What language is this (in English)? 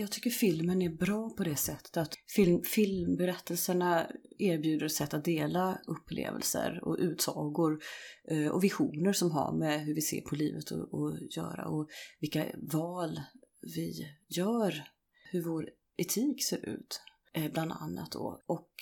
Swedish